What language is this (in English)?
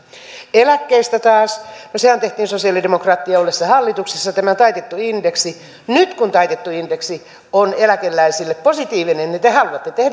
Finnish